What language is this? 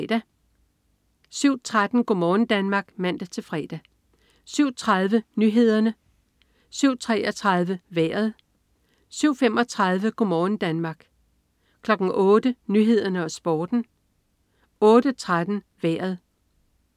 Danish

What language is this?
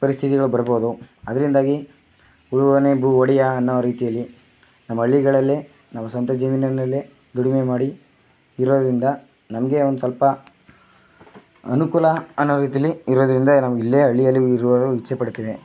Kannada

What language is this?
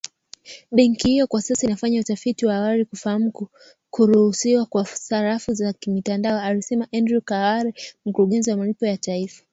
Swahili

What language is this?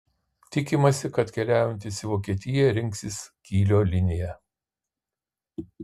Lithuanian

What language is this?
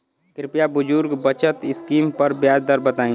Bhojpuri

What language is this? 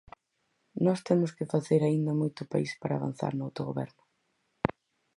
Galician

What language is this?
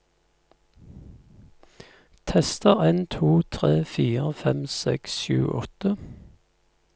Norwegian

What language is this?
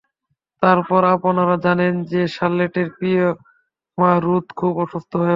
Bangla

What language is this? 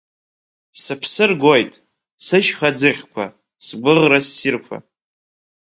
Abkhazian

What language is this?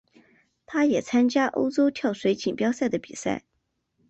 Chinese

